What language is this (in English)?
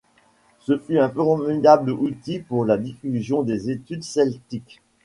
French